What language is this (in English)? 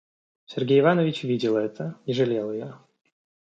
Russian